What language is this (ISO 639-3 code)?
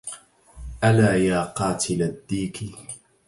ara